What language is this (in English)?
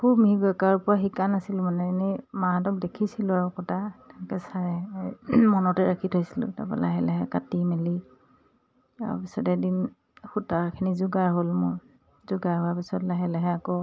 Assamese